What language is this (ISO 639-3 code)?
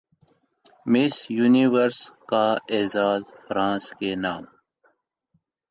urd